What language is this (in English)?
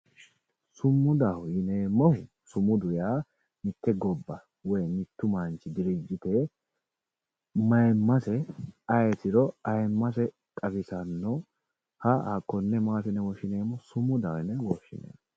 Sidamo